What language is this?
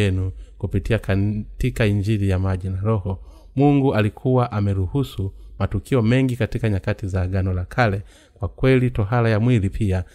Swahili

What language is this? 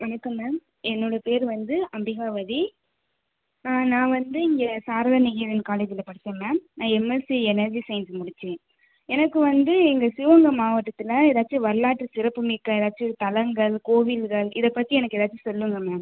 Tamil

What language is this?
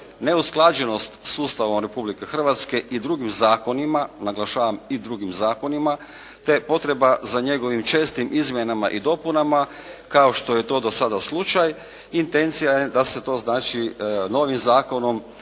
Croatian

